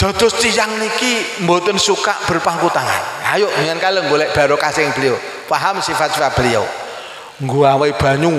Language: Indonesian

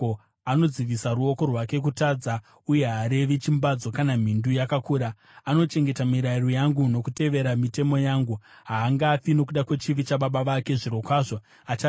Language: Shona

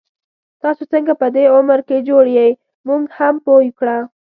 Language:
Pashto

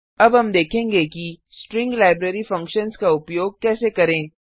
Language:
Hindi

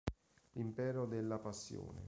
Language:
Italian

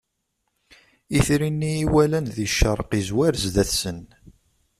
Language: Kabyle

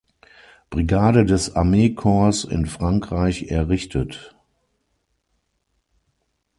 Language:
German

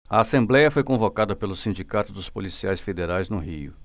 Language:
Portuguese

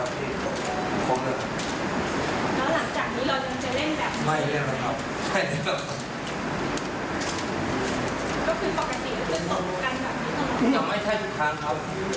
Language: Thai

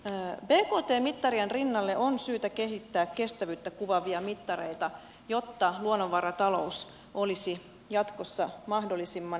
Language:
Finnish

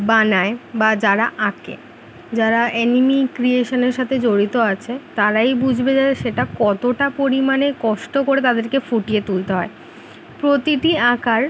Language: Bangla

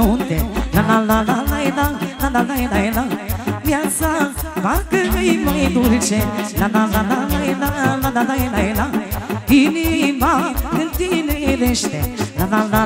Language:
Romanian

